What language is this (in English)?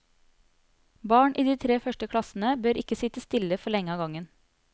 Norwegian